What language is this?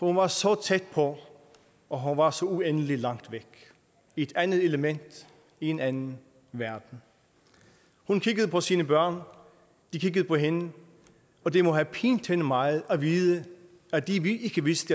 Danish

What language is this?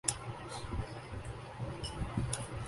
Urdu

